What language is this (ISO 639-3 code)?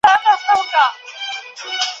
pus